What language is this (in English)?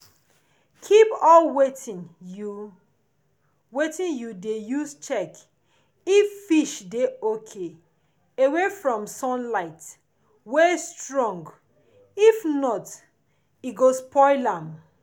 Nigerian Pidgin